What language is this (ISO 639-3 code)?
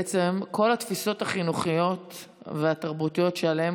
heb